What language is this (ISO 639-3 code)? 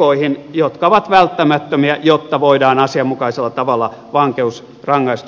fin